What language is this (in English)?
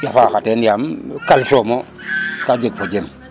Serer